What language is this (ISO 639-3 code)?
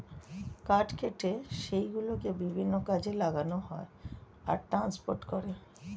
ben